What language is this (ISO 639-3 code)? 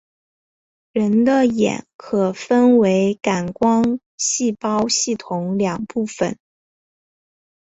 zho